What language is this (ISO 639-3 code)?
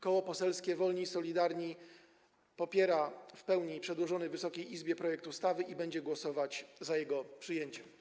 pol